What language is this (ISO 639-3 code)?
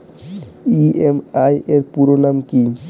ben